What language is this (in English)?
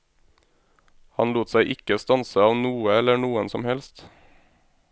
Norwegian